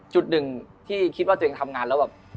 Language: Thai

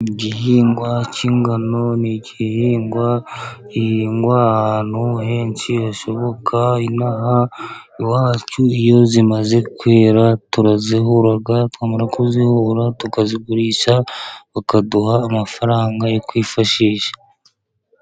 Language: Kinyarwanda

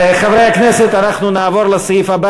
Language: Hebrew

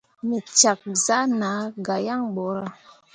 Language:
Mundang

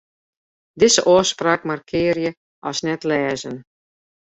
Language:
Western Frisian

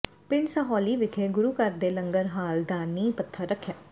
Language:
Punjabi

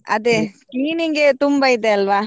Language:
Kannada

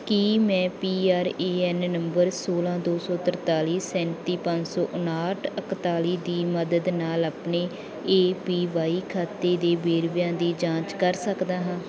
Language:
Punjabi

